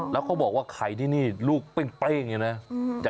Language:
Thai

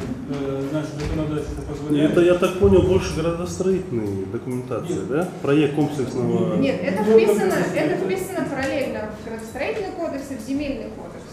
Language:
Russian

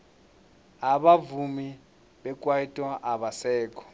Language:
South Ndebele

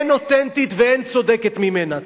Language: Hebrew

